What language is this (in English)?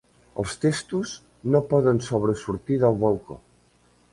Catalan